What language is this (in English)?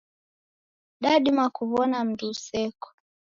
Taita